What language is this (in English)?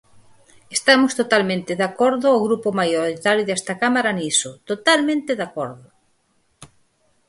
Galician